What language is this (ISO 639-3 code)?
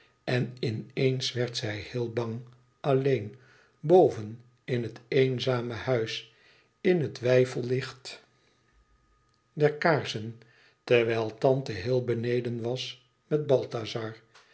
nld